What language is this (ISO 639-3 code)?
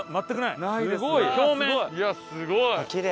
jpn